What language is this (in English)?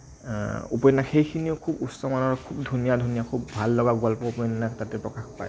Assamese